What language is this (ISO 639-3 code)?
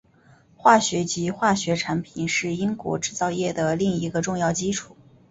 zho